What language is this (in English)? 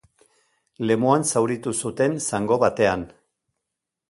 Basque